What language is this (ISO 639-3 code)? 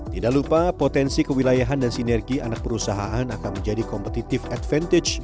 ind